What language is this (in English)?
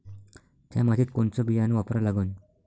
Marathi